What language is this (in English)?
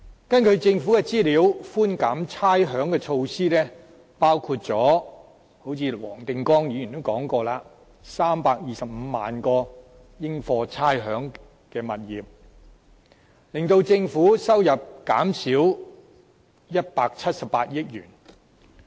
Cantonese